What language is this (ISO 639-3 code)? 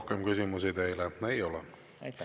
est